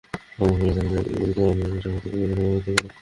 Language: Bangla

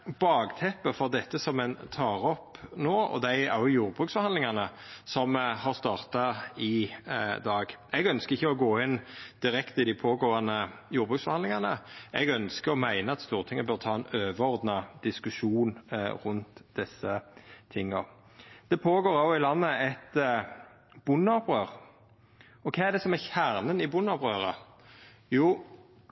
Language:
Norwegian Nynorsk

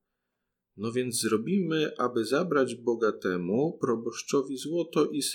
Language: Polish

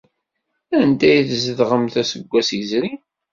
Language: Kabyle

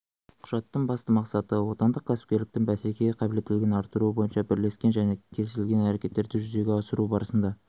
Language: Kazakh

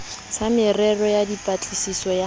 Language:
Southern Sotho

